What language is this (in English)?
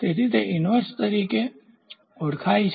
Gujarati